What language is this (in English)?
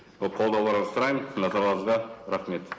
Kazakh